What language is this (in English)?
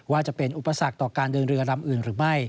Thai